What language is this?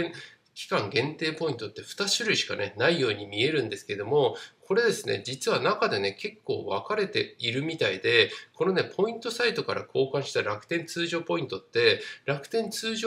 Japanese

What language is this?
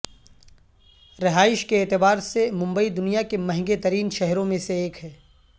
Urdu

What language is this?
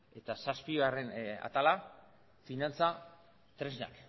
Basque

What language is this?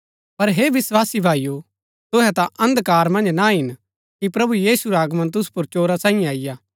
Gaddi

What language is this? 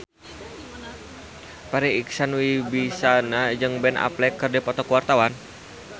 Sundanese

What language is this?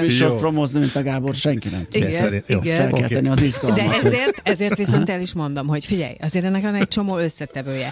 Hungarian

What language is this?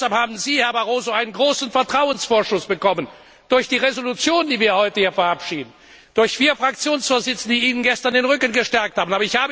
German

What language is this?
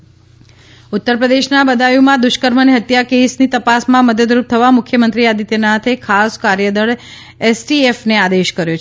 Gujarati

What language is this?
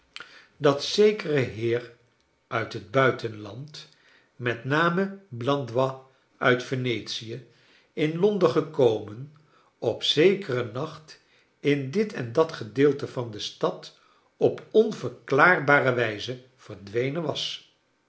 Dutch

